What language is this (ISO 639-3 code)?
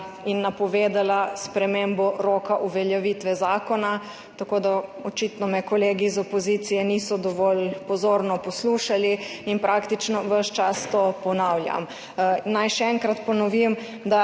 slv